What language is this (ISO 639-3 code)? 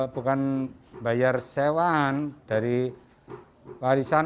ind